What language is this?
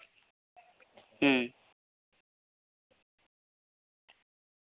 Santali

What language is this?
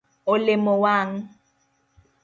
Luo (Kenya and Tanzania)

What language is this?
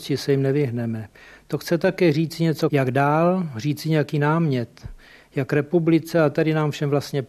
Czech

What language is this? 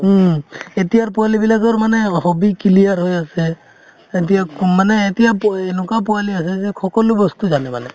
Assamese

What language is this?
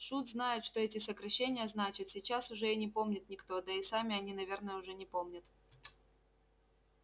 Russian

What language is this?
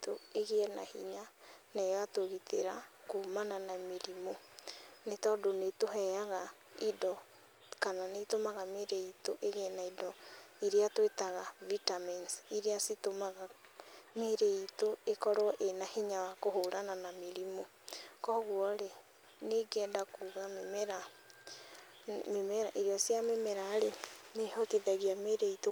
Kikuyu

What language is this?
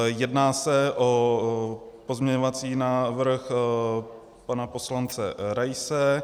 Czech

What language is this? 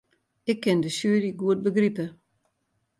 Western Frisian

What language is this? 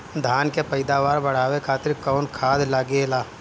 Bhojpuri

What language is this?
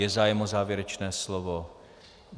Czech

